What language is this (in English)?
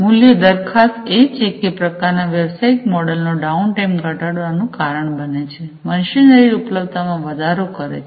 Gujarati